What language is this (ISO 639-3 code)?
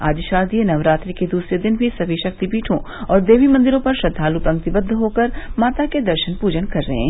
hin